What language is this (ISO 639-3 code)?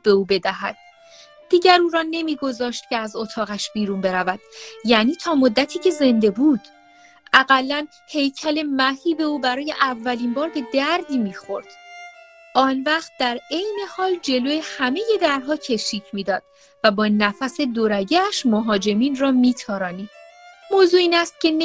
fas